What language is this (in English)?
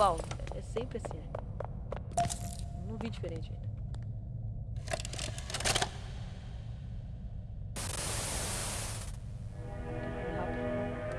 Portuguese